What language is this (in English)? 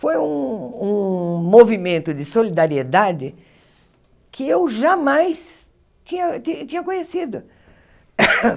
Portuguese